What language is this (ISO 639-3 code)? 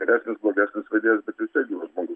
lit